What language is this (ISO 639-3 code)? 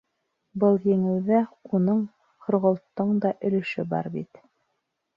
bak